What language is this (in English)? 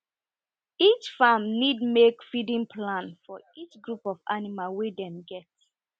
Nigerian Pidgin